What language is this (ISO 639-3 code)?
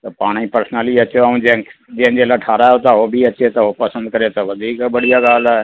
snd